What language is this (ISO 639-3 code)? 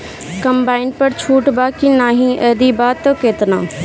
bho